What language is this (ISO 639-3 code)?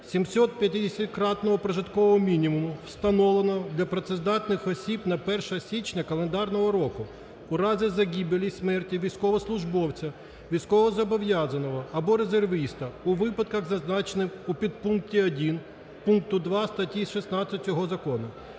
ukr